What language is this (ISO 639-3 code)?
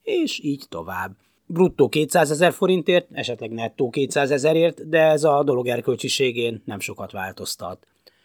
hun